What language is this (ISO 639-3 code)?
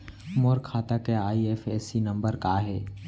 hne